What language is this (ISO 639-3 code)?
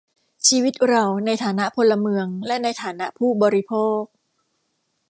tha